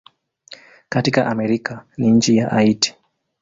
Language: Swahili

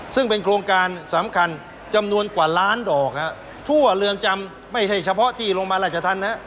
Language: Thai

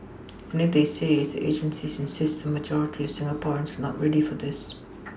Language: English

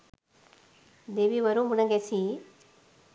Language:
Sinhala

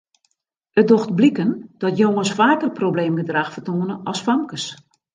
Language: Western Frisian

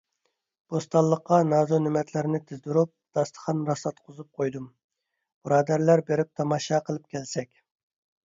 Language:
Uyghur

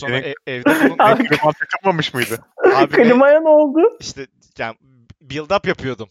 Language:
Turkish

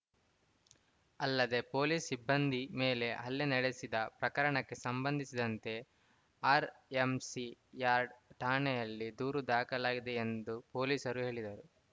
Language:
Kannada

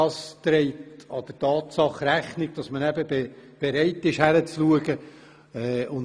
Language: Swiss German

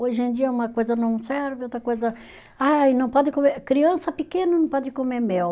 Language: Portuguese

